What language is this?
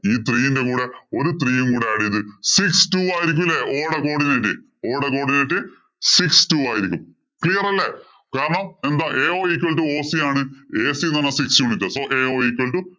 Malayalam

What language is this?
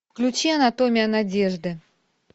Russian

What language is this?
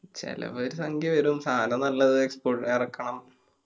Malayalam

